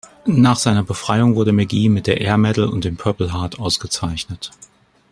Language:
German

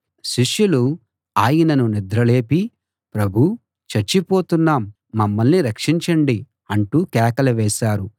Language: Telugu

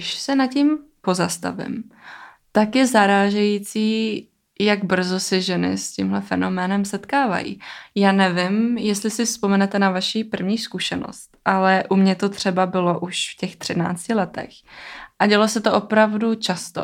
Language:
Czech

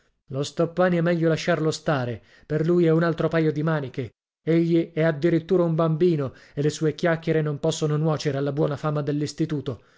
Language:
Italian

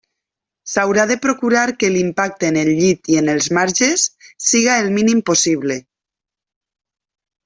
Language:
Catalan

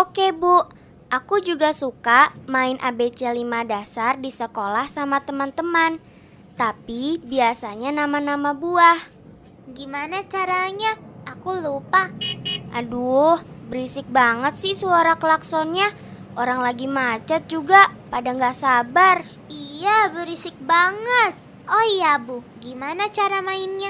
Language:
Indonesian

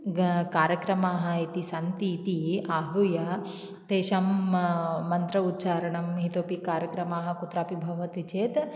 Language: Sanskrit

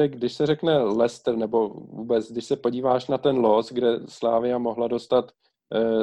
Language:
Czech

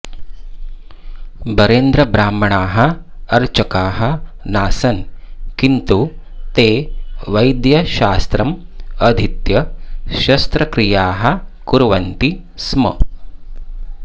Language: Sanskrit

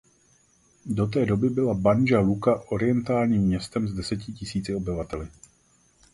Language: Czech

